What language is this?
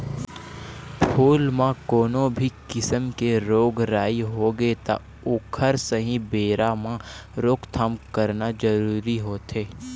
Chhattisgarhi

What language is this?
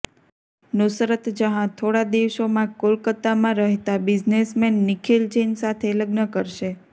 Gujarati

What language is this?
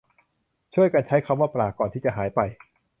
Thai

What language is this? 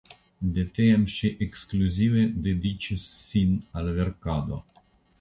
Esperanto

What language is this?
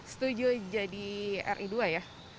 Indonesian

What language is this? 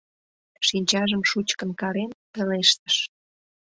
Mari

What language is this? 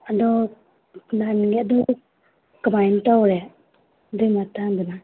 Manipuri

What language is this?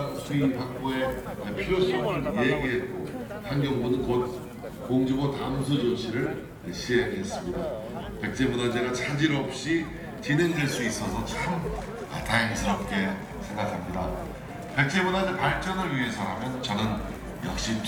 Korean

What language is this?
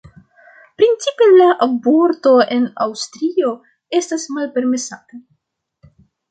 Esperanto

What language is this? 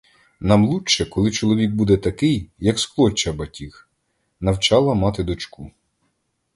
Ukrainian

